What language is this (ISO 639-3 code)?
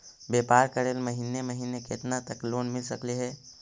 mag